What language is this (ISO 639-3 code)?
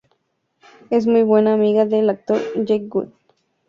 spa